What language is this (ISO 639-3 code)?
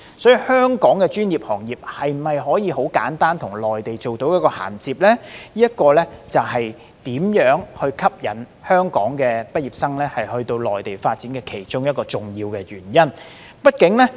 yue